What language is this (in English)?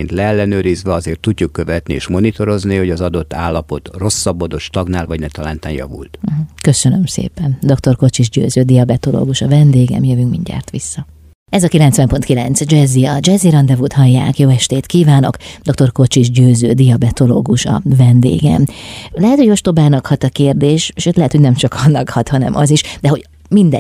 Hungarian